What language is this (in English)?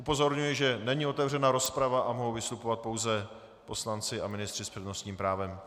Czech